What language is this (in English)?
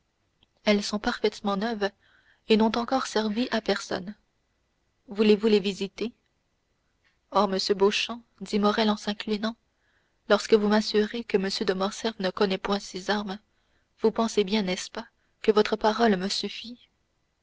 French